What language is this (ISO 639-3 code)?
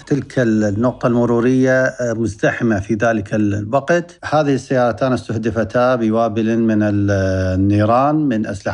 ara